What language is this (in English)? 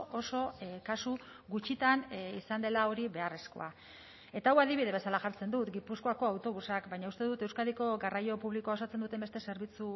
Basque